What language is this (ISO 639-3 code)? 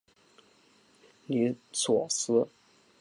zho